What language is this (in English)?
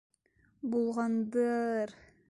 Bashkir